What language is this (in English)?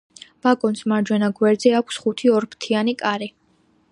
Georgian